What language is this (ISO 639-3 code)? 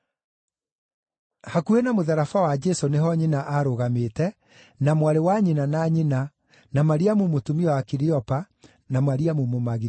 kik